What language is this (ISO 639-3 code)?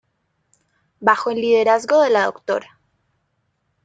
spa